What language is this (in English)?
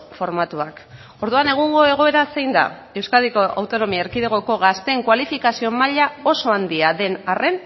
Basque